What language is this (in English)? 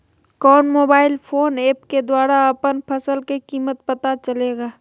Magahi